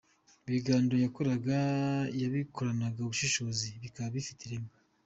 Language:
Kinyarwanda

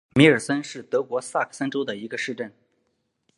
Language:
Chinese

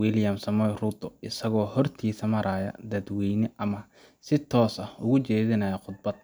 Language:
Somali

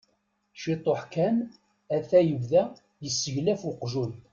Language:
Kabyle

